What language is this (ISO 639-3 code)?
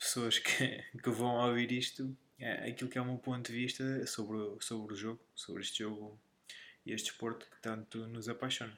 por